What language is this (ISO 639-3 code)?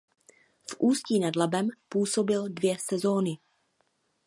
ces